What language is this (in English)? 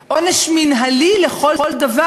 Hebrew